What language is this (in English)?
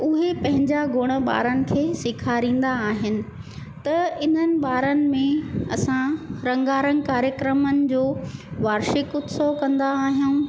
Sindhi